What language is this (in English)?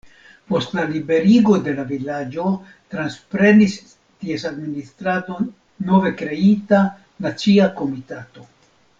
Esperanto